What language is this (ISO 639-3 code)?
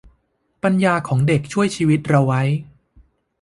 tha